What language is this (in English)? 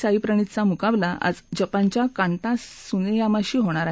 Marathi